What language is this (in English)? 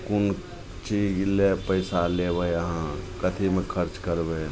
Maithili